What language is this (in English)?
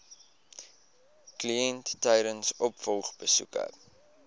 Afrikaans